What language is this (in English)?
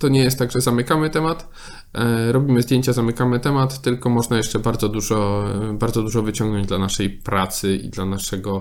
Polish